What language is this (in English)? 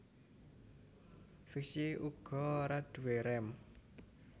Javanese